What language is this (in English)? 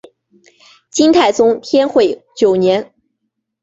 Chinese